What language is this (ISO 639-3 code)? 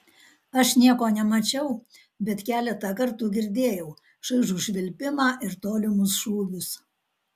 lit